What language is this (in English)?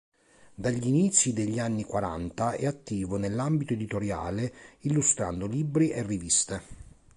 Italian